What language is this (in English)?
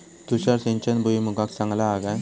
Marathi